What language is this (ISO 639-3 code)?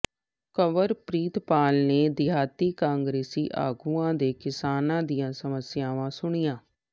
pan